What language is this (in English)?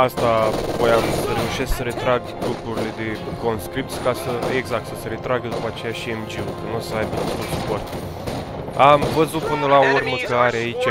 Romanian